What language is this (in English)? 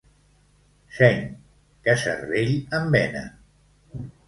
Catalan